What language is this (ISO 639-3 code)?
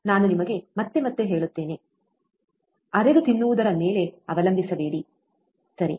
kan